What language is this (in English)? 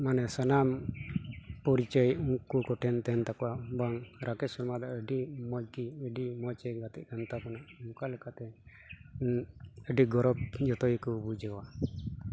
Santali